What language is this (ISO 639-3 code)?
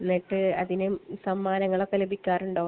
mal